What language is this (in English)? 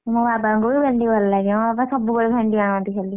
Odia